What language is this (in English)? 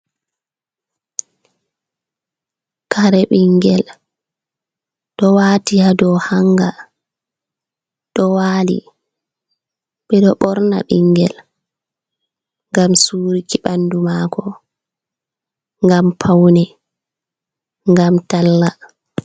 Fula